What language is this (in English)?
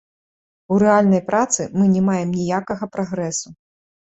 Belarusian